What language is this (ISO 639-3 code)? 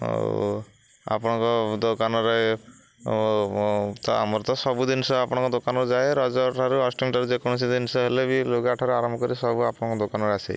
ori